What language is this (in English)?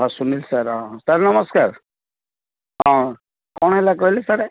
Odia